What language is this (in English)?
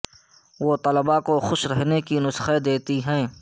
Urdu